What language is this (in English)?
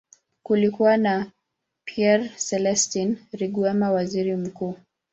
Swahili